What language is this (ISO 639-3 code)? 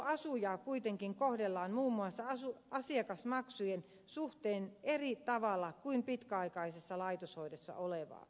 fin